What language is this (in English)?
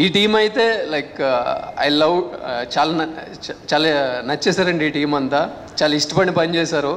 Telugu